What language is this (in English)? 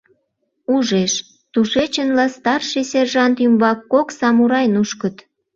Mari